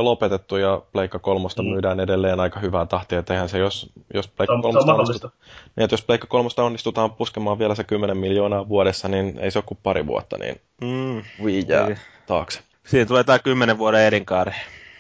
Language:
Finnish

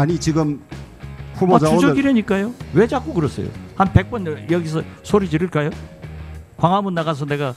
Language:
Korean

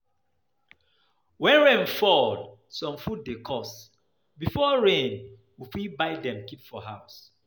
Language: Nigerian Pidgin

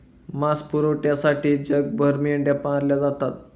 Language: Marathi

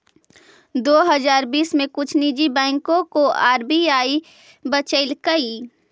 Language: Magahi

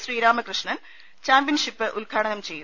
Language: Malayalam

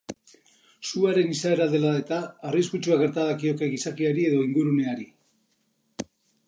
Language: Basque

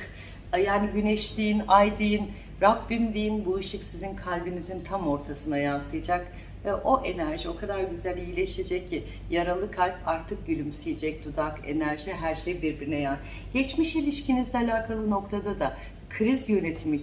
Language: Turkish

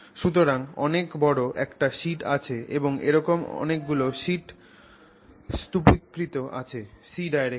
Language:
Bangla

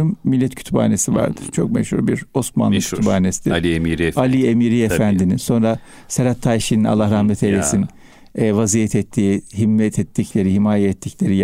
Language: Turkish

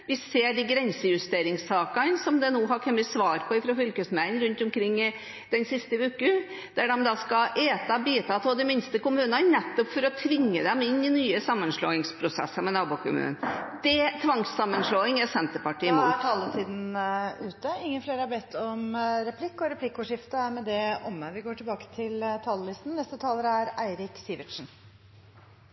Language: Norwegian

